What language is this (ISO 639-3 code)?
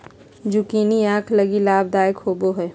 mag